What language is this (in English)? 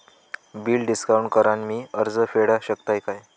Marathi